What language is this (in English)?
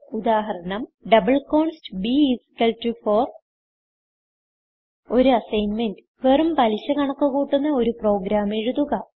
Malayalam